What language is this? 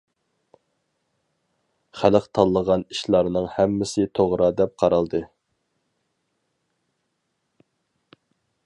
Uyghur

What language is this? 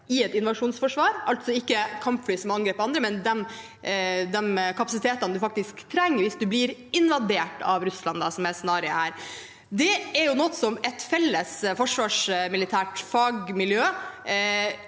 Norwegian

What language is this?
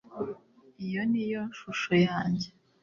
Kinyarwanda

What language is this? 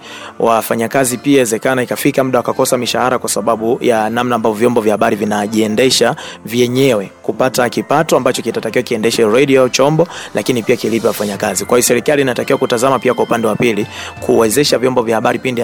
Swahili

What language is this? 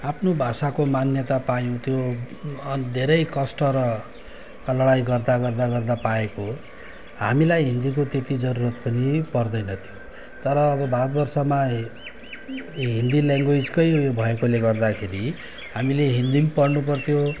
Nepali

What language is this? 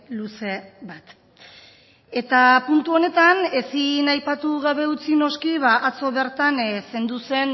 Basque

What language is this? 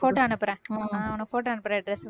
Tamil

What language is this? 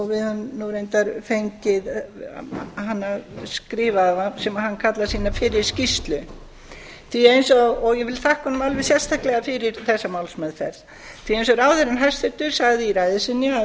Icelandic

